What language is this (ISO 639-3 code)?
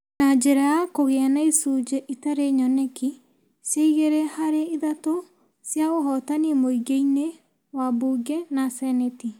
kik